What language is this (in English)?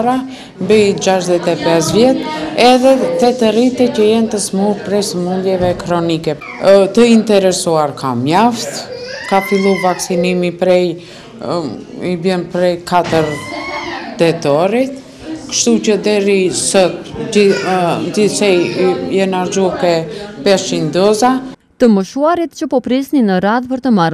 Romanian